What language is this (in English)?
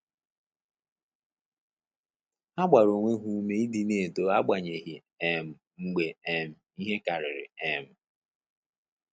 Igbo